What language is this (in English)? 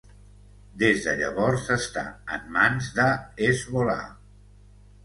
Catalan